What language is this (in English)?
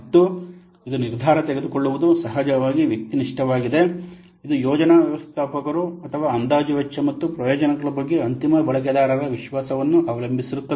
Kannada